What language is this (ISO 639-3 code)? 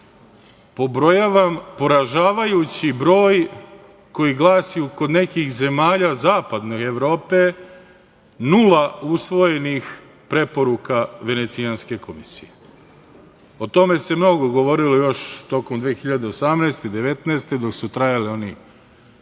srp